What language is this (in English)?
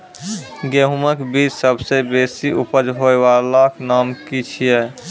Maithili